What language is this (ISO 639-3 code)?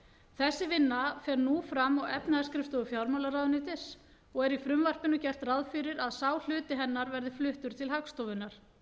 isl